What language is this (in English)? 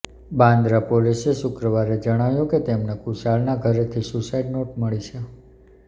Gujarati